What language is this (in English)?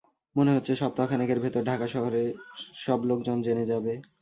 Bangla